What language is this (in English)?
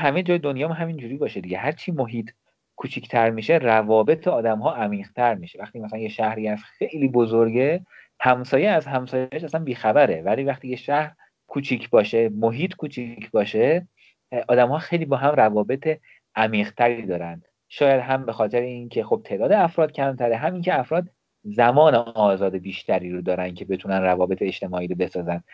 Persian